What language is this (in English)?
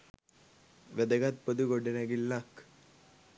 Sinhala